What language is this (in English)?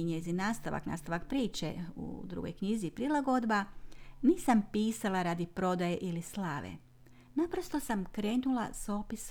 Croatian